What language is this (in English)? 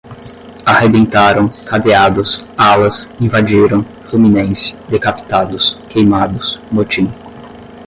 Portuguese